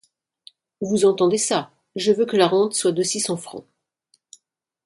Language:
French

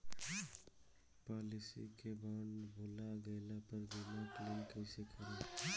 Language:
Bhojpuri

